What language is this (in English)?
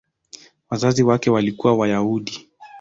Swahili